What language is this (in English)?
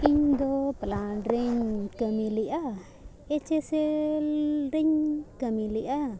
Santali